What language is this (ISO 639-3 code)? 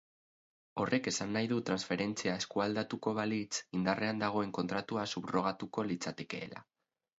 eus